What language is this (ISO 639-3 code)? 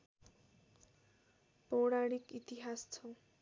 nep